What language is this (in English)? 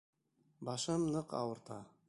Bashkir